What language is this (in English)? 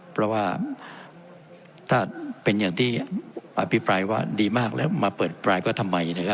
Thai